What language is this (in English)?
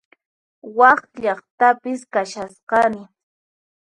Puno Quechua